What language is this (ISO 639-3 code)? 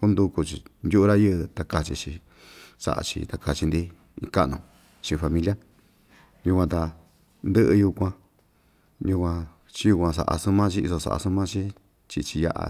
vmj